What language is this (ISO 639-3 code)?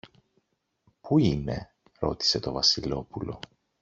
ell